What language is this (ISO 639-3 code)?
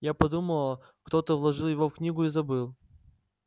rus